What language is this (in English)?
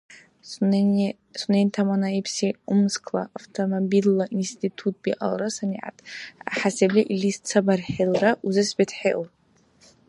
Dargwa